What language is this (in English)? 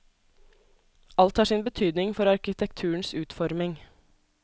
Norwegian